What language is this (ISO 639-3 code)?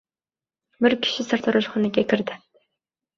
uzb